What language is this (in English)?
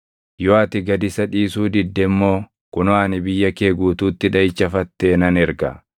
Oromo